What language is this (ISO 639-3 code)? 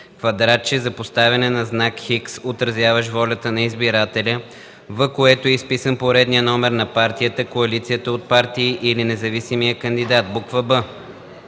bul